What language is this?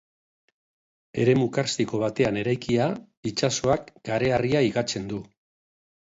Basque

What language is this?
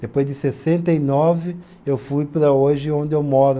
Portuguese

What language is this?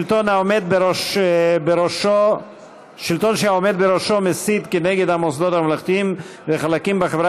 Hebrew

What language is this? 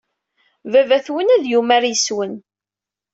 Kabyle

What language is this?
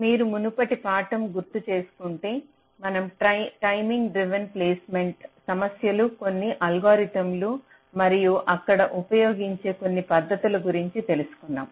Telugu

